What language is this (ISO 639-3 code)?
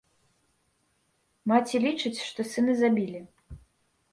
bel